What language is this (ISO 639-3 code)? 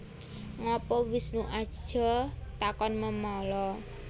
jav